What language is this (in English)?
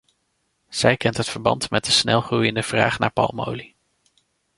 Dutch